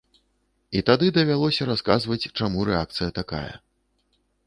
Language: Belarusian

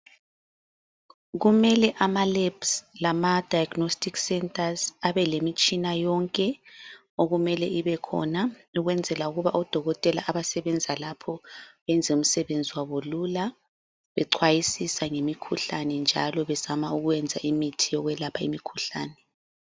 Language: North Ndebele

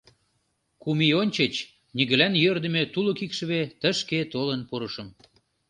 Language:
Mari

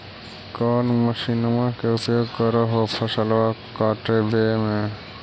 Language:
Magahi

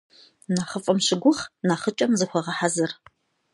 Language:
Kabardian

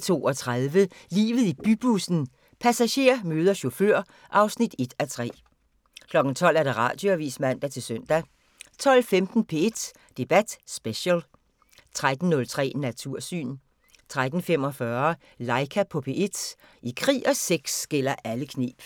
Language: Danish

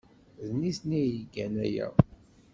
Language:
Kabyle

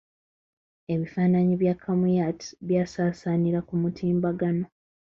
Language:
Ganda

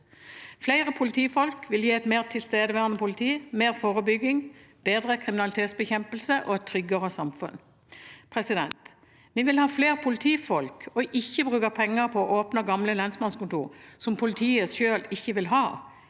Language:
Norwegian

